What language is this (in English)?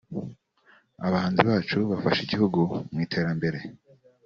Kinyarwanda